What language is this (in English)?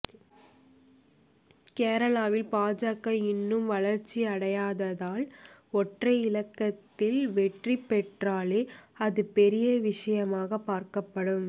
Tamil